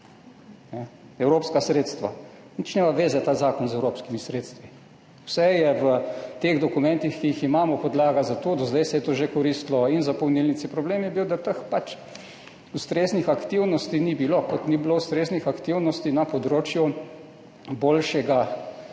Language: Slovenian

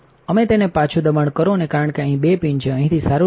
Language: Gujarati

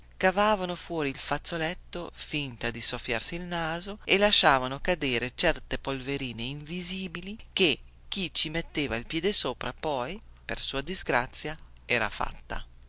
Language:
Italian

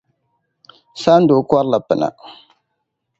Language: Dagbani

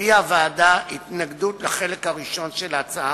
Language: Hebrew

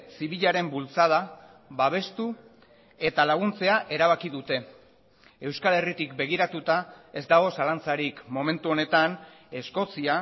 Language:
Basque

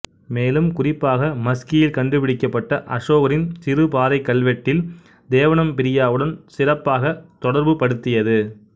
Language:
Tamil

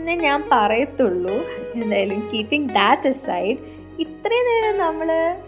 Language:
Malayalam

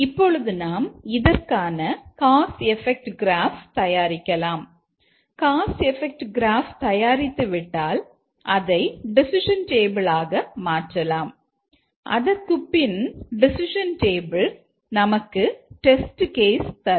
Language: Tamil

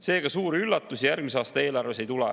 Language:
Estonian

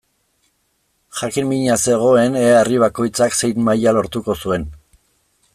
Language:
Basque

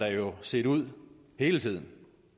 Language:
Danish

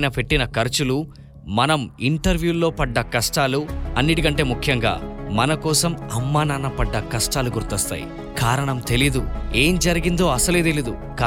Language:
Telugu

